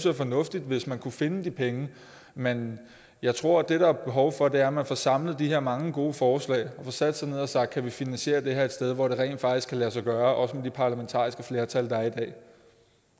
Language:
Danish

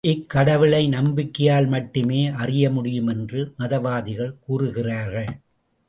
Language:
Tamil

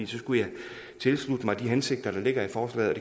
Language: Danish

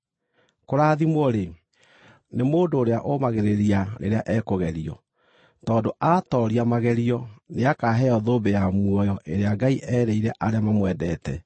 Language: Kikuyu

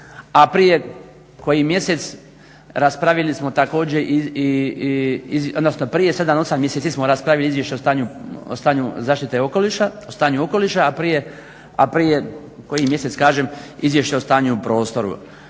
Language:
Croatian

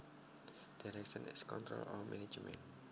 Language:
Javanese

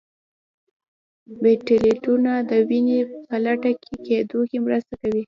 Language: Pashto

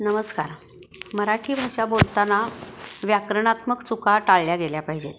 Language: Marathi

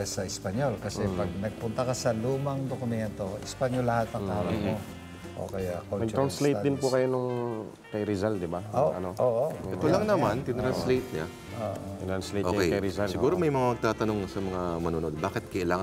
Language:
Filipino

